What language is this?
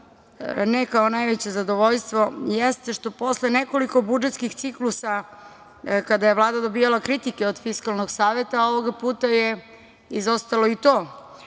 Serbian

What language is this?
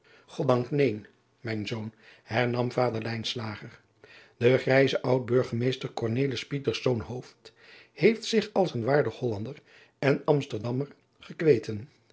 Dutch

